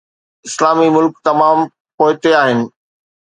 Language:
Sindhi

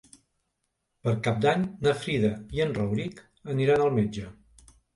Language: Catalan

